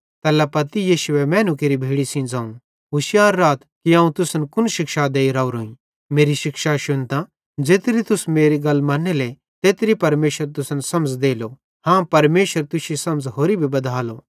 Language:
Bhadrawahi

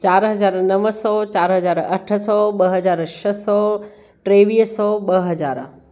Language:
Sindhi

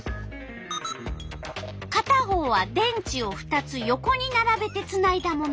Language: Japanese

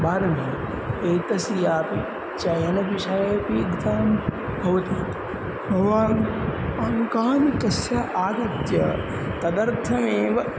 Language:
Sanskrit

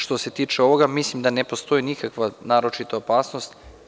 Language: Serbian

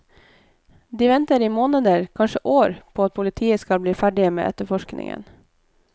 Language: Norwegian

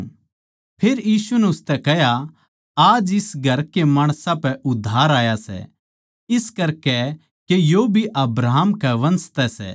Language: Haryanvi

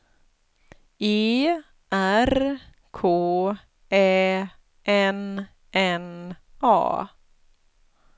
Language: Swedish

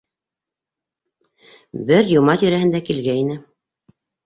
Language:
Bashkir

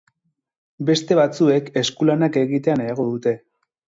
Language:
Basque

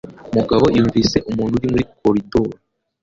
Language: Kinyarwanda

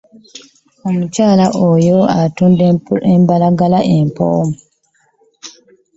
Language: Ganda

